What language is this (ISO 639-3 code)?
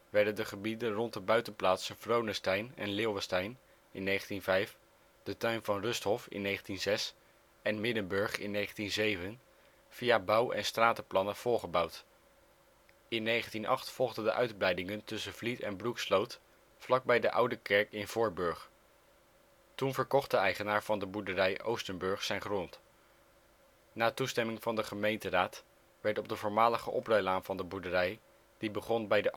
nld